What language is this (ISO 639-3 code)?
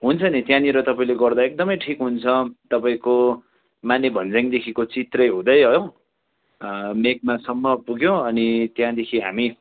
nep